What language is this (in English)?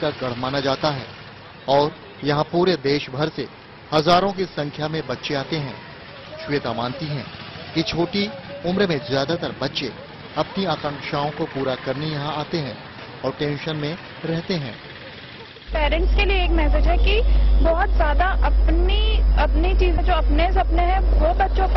Hindi